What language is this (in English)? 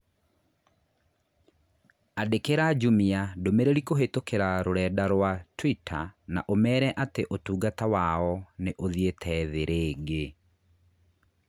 Kikuyu